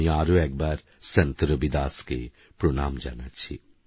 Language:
Bangla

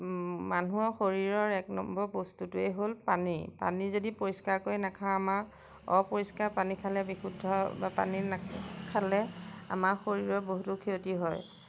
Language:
Assamese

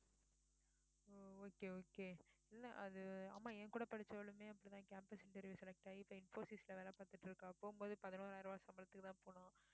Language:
Tamil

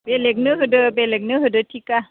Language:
Bodo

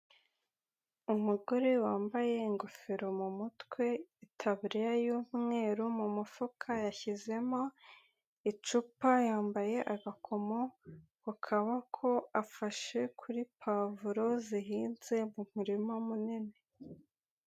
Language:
Kinyarwanda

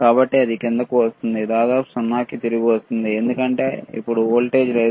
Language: Telugu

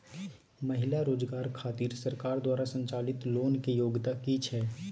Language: Maithili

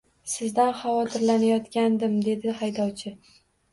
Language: Uzbek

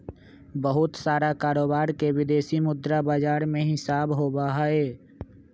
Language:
Magahi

